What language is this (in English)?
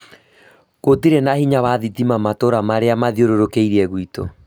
Kikuyu